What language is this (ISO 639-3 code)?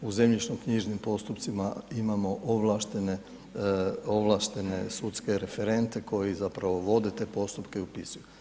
hrv